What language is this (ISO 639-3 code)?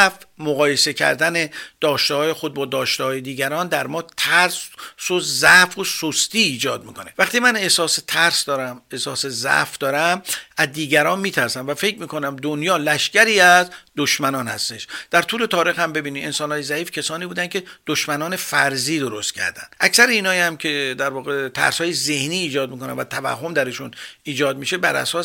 fas